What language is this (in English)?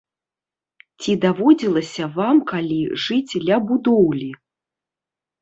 Belarusian